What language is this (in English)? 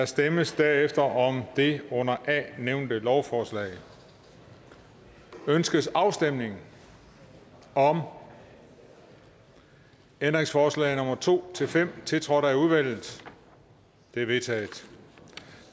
Danish